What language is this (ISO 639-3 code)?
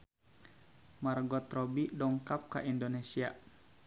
sun